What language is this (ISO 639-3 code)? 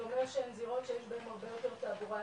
heb